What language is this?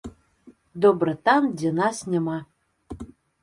Belarusian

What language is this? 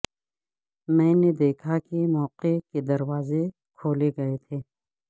Urdu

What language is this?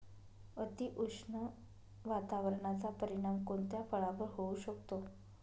Marathi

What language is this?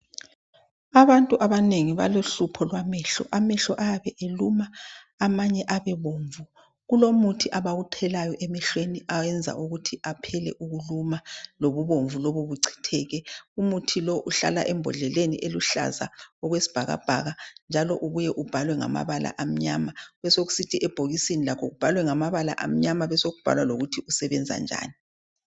North Ndebele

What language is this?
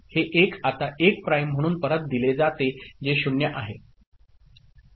Marathi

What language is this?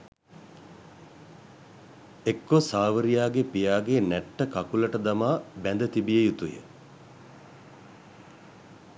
Sinhala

